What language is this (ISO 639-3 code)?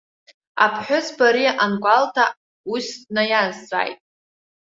abk